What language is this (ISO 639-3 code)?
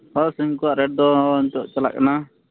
sat